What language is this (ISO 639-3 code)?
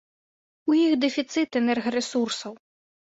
bel